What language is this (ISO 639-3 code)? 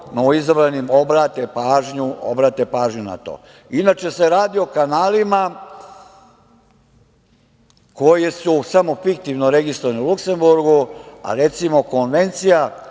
srp